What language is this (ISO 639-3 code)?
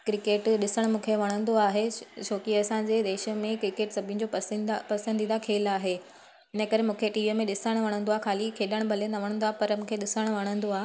snd